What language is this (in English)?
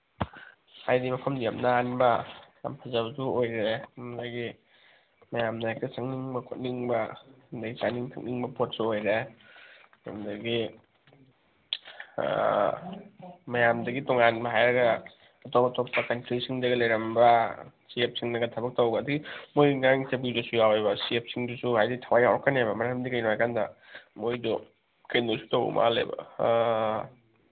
Manipuri